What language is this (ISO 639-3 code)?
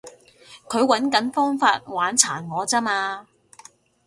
yue